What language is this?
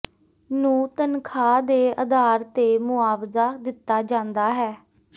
Punjabi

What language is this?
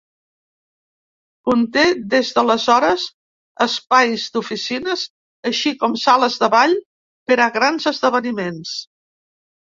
Catalan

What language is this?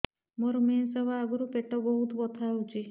Odia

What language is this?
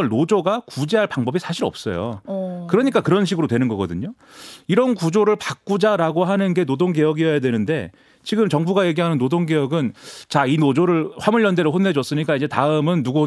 Korean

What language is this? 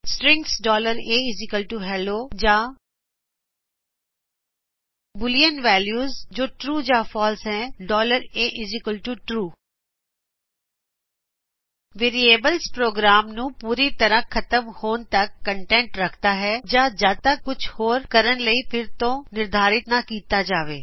Punjabi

